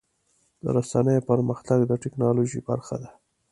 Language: Pashto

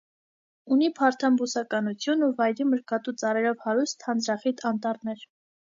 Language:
Armenian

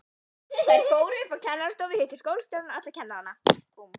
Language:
Icelandic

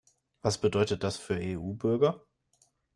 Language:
German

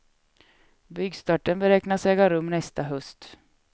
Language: Swedish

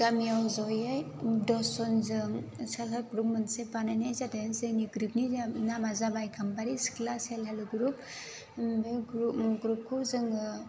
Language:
Bodo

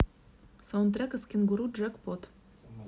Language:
Russian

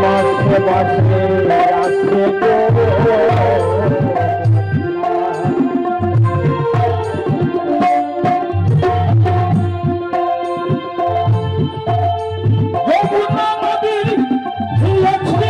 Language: Arabic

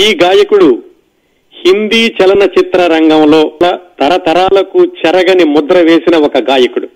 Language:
Telugu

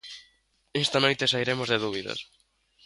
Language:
Galician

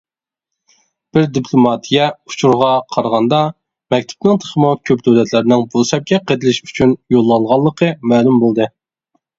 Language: Uyghur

